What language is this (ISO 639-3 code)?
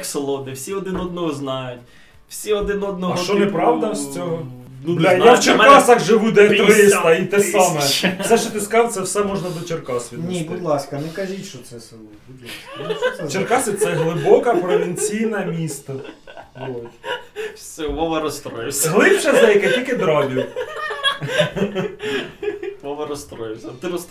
ukr